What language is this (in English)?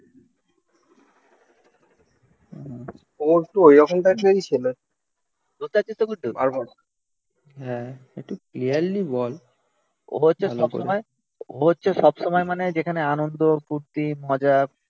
Bangla